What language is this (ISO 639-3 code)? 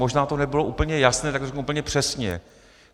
ces